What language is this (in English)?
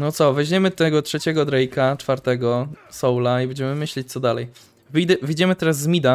Polish